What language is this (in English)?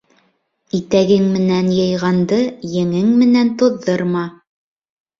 Bashkir